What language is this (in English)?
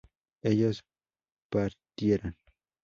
Spanish